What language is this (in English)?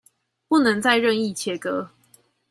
Chinese